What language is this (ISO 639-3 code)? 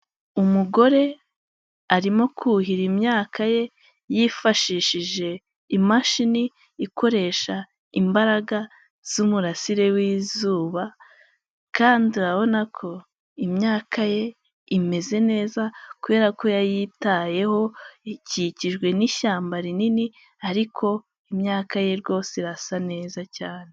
kin